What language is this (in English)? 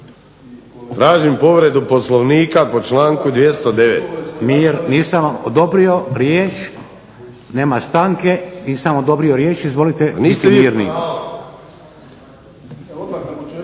Croatian